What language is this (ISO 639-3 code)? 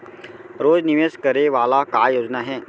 hne